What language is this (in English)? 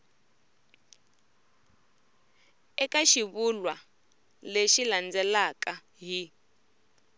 Tsonga